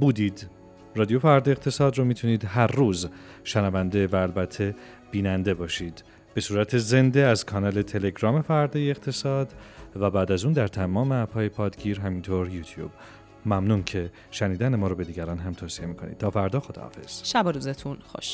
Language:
Persian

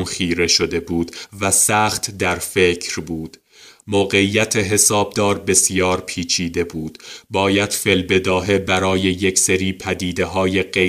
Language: Persian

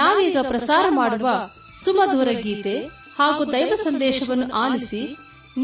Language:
Kannada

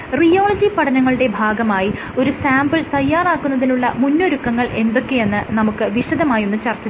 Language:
Malayalam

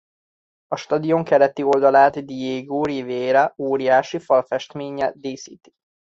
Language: Hungarian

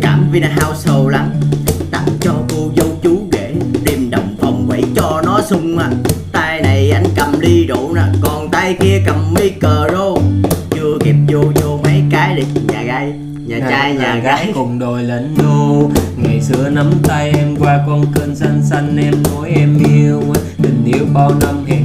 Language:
Vietnamese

